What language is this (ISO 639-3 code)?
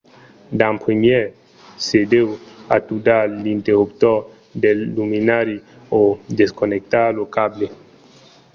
oci